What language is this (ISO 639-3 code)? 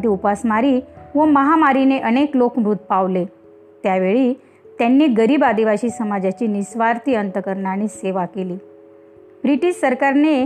mar